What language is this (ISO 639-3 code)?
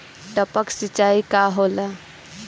bho